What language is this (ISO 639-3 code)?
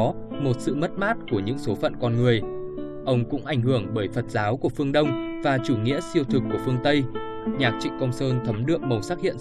vie